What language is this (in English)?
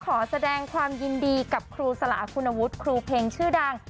Thai